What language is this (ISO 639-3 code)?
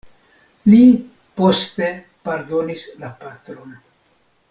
epo